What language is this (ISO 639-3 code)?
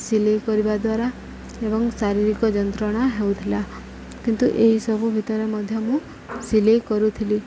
ori